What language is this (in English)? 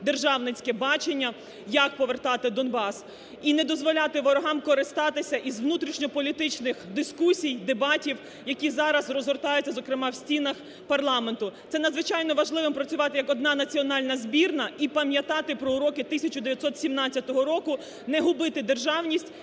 Ukrainian